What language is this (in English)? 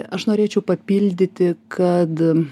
Lithuanian